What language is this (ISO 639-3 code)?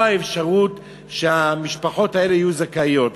heb